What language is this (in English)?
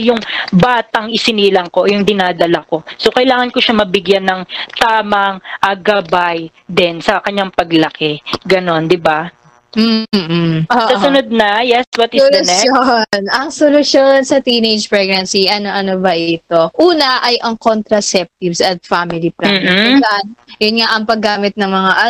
Filipino